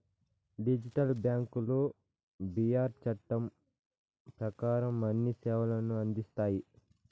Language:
Telugu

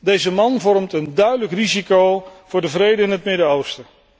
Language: Dutch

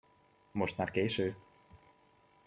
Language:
Hungarian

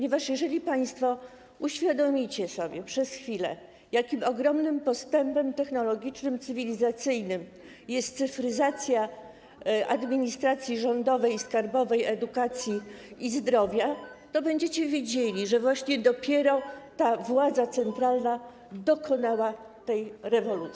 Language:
Polish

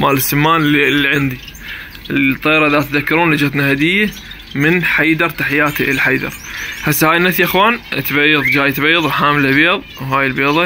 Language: Arabic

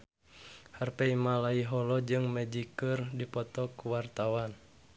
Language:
Sundanese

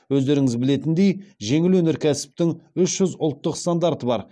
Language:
Kazakh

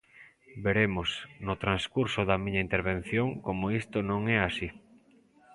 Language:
Galician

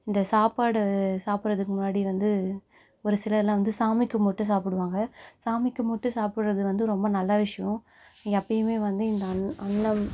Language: Tamil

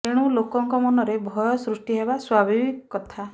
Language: Odia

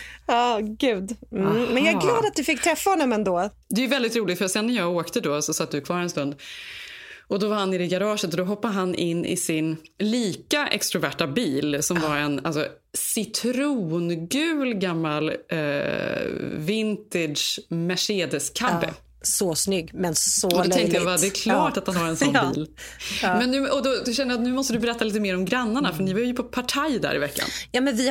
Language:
Swedish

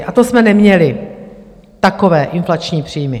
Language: Czech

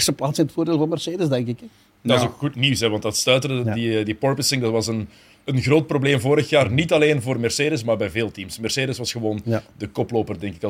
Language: Dutch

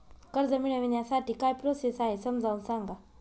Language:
Marathi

